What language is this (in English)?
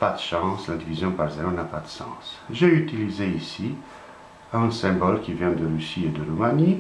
French